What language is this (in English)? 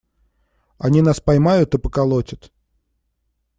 Russian